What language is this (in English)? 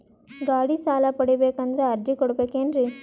Kannada